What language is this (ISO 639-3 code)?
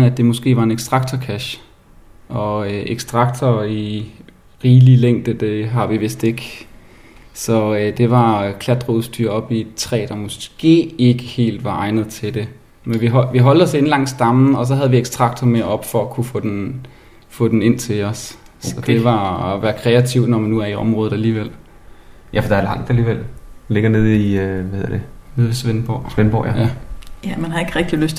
dan